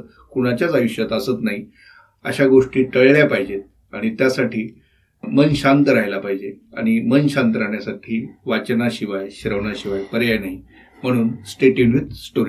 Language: Marathi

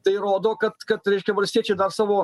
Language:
Lithuanian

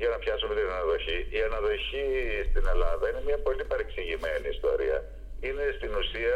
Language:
Greek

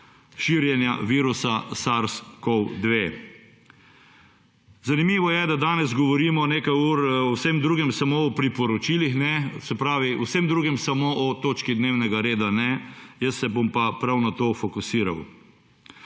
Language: Slovenian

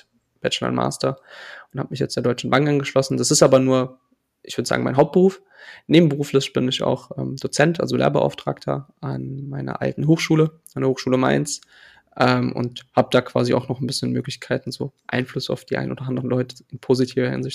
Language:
German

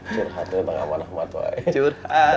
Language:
Indonesian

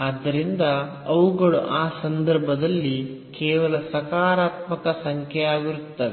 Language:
Kannada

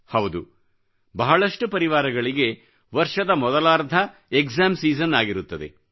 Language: Kannada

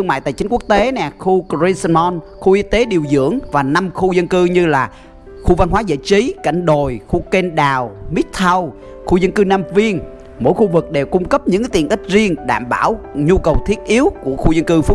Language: Vietnamese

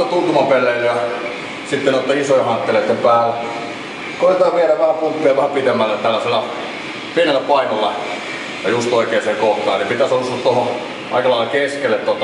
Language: Finnish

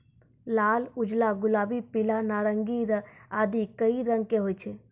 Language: Maithili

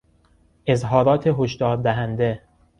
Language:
Persian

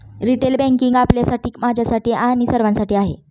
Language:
Marathi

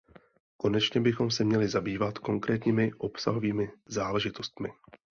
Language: Czech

